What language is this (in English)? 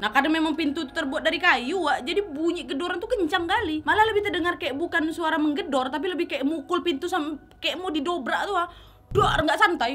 Indonesian